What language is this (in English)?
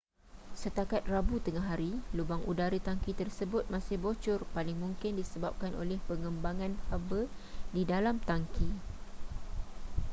Malay